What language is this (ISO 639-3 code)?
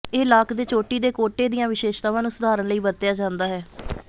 pan